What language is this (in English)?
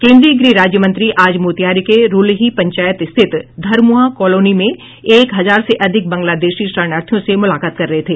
Hindi